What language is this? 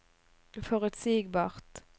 Norwegian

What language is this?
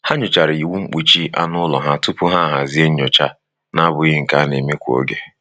Igbo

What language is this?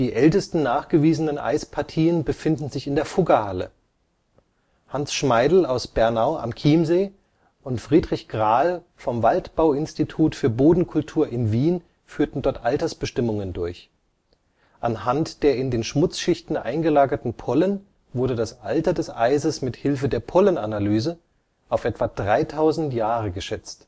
German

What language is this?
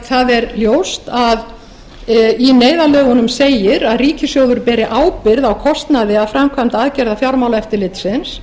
Icelandic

